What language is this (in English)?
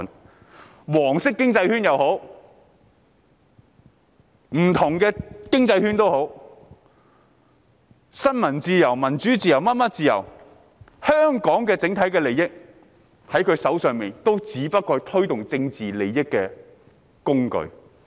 Cantonese